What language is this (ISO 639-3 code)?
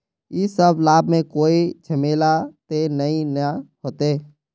mag